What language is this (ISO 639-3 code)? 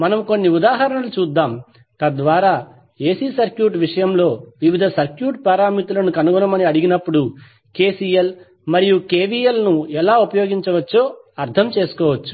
tel